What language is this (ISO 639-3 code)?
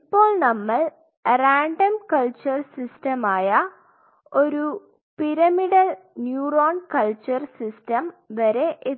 mal